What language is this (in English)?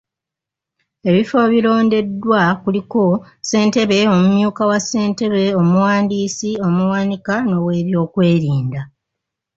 Ganda